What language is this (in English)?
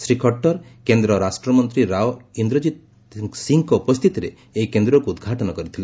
Odia